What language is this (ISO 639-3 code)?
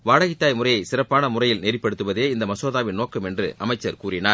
tam